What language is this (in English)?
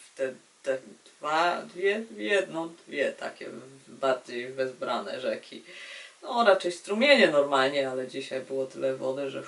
Polish